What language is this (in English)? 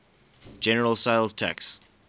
English